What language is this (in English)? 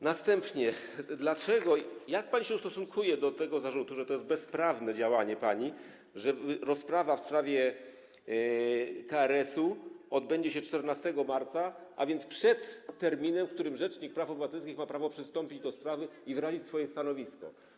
Polish